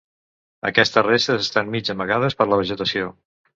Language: Catalan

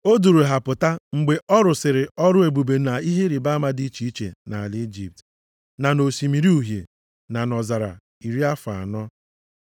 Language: Igbo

